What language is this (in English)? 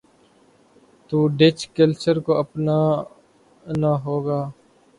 Urdu